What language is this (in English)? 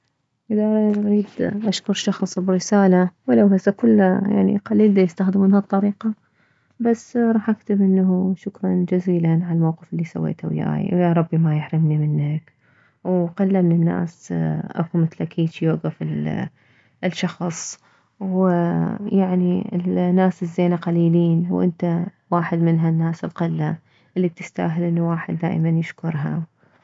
Mesopotamian Arabic